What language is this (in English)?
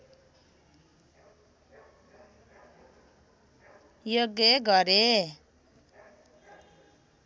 Nepali